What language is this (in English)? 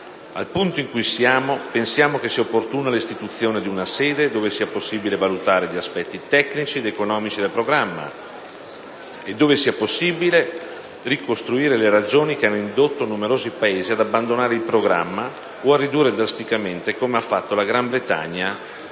Italian